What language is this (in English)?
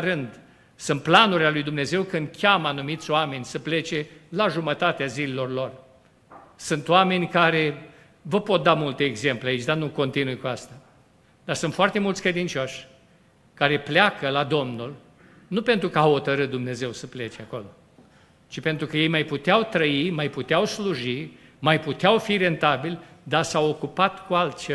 Romanian